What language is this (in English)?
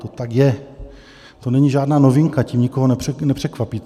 Czech